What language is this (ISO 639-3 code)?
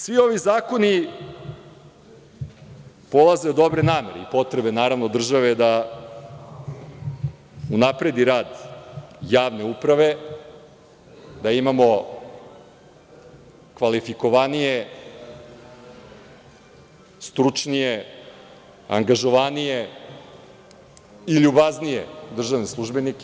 srp